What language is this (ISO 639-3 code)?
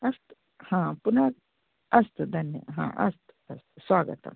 san